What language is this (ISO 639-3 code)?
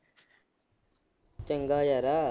pan